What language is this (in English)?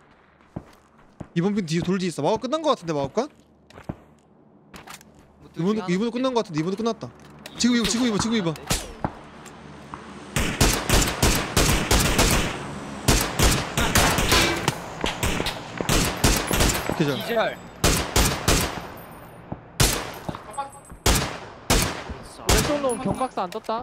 Korean